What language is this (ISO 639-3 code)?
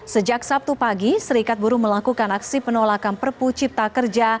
ind